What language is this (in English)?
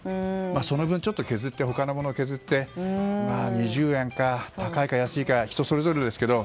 Japanese